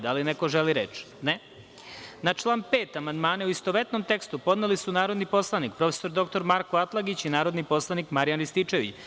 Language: Serbian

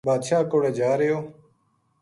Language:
Gujari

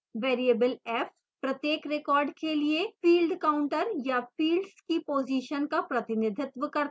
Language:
Hindi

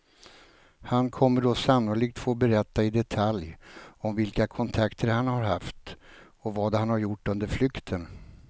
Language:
Swedish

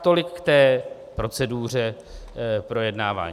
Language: Czech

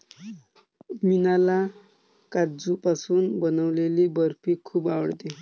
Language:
Marathi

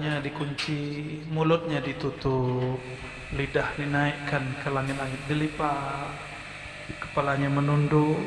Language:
Indonesian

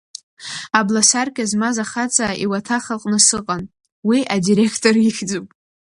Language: Abkhazian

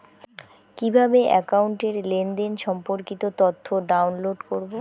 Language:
Bangla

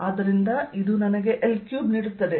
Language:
Kannada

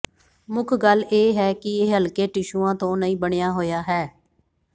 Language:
Punjabi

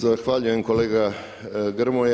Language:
Croatian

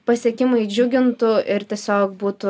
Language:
Lithuanian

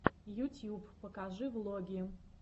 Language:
Russian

